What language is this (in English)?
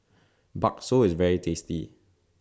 English